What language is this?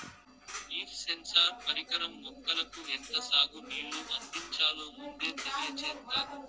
Telugu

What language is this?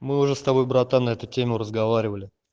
Russian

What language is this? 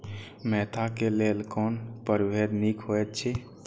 Maithili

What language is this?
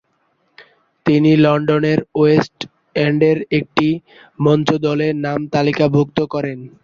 Bangla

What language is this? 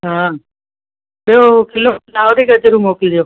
Sindhi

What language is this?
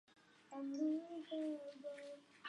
Chinese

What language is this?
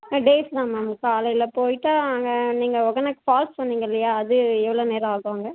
Tamil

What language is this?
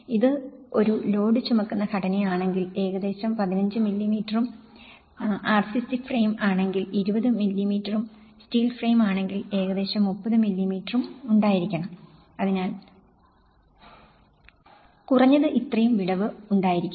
Malayalam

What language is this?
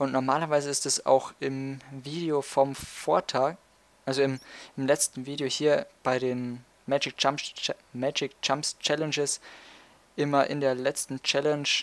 German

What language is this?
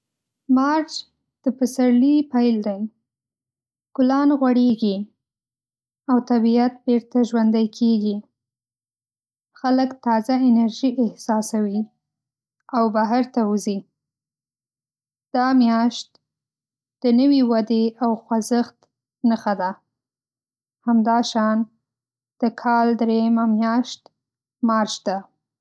Pashto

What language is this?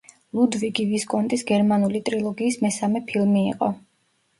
Georgian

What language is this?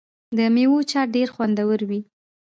Pashto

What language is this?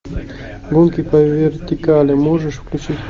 Russian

